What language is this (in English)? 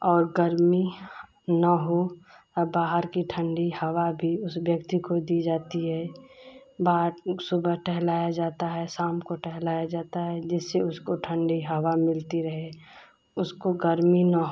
Hindi